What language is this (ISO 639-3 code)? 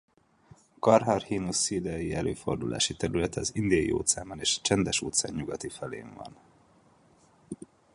hun